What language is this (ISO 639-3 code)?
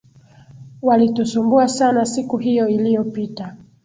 swa